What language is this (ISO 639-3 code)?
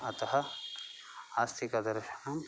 san